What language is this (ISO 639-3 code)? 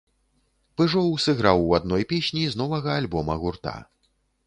bel